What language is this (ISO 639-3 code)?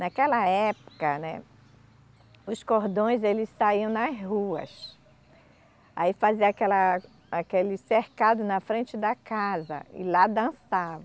por